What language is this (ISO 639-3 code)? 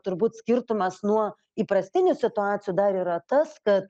lit